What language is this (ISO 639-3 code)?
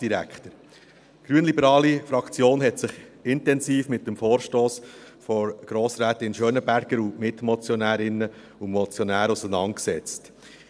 gsw